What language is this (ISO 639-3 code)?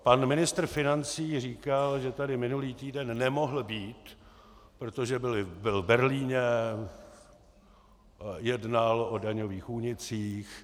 ces